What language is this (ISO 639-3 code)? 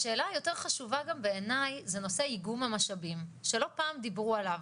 heb